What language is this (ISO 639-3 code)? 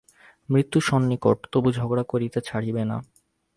ben